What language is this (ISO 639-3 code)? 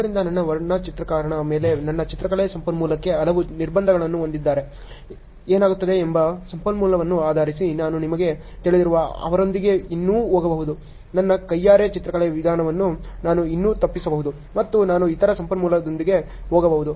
kan